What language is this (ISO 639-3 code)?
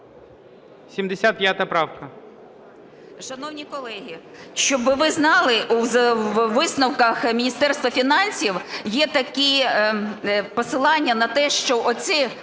ukr